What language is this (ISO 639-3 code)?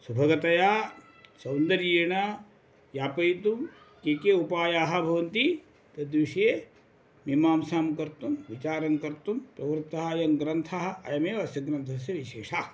san